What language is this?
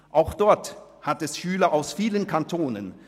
Swiss German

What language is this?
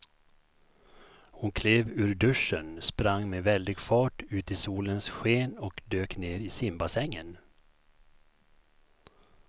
Swedish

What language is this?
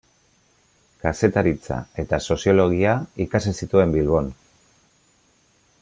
Basque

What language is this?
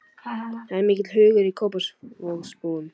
Icelandic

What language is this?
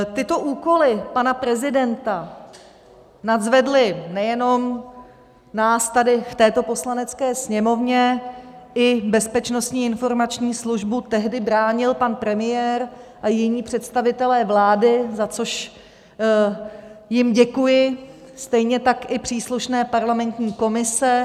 Czech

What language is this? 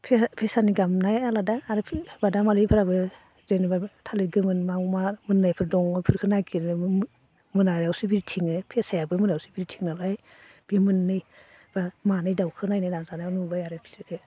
Bodo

